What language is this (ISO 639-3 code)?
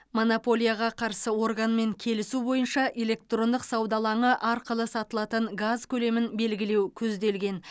kaz